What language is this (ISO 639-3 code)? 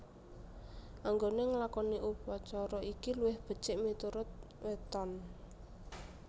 jav